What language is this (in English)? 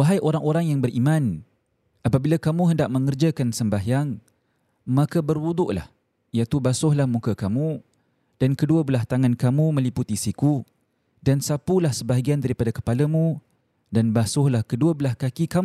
Malay